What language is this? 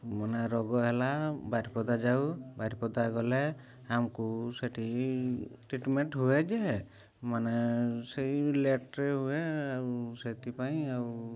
Odia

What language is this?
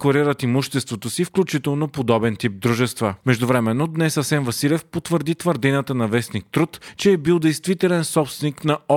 Bulgarian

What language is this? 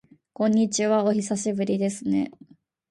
Japanese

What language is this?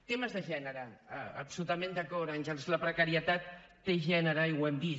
Catalan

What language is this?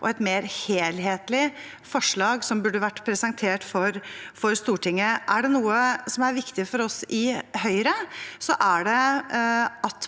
Norwegian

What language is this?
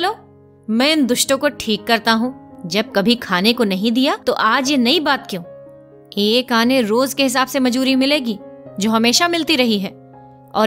Hindi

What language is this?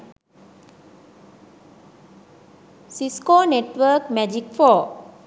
Sinhala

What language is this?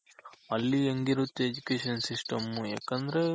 Kannada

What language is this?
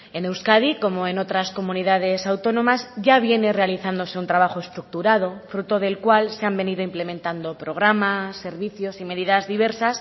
Spanish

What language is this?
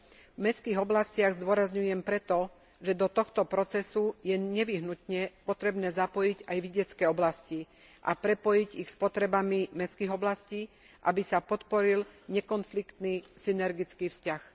Slovak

